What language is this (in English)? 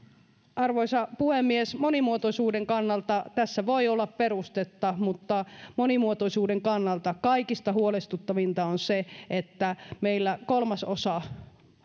Finnish